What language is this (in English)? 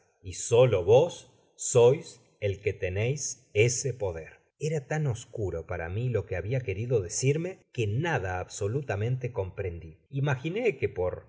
Spanish